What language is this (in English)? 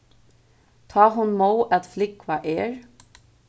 Faroese